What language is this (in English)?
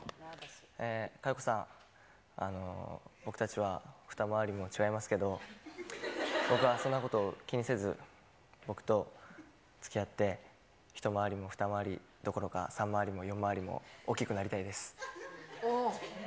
Japanese